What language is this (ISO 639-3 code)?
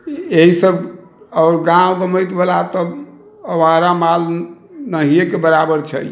mai